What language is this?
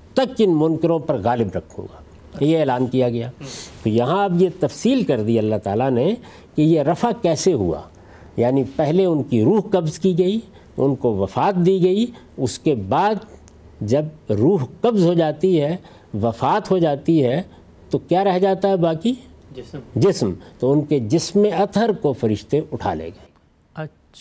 Urdu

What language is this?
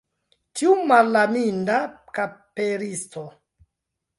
Esperanto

